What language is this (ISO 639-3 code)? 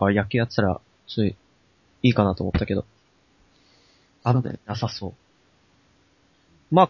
jpn